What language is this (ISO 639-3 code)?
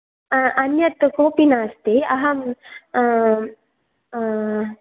san